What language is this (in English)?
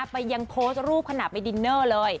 Thai